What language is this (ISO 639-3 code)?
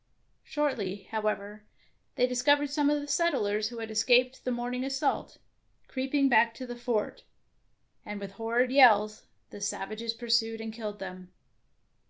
eng